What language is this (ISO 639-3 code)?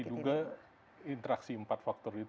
ind